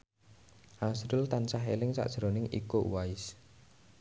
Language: Javanese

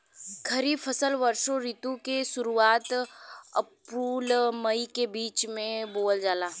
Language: Bhojpuri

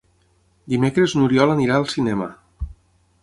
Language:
Catalan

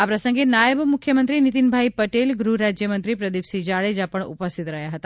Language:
Gujarati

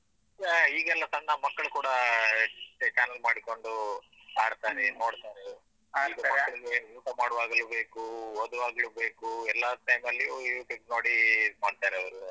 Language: Kannada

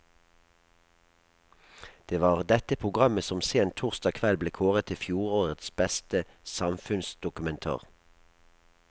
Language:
Norwegian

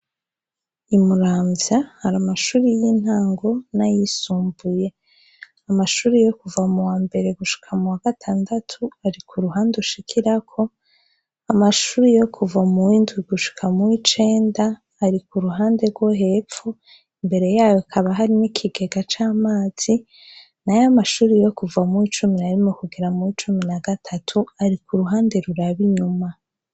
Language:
Rundi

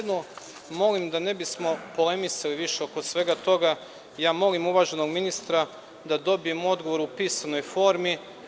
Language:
Serbian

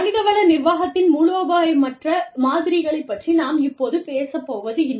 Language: Tamil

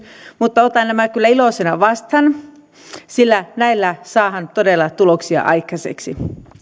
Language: Finnish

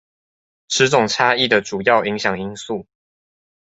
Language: Chinese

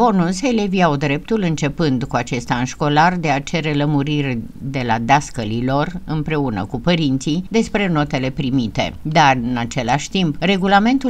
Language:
Romanian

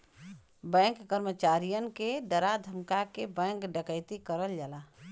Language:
Bhojpuri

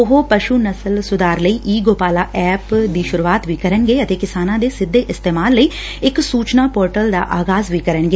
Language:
Punjabi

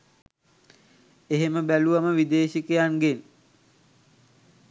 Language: Sinhala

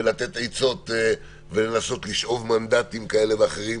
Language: Hebrew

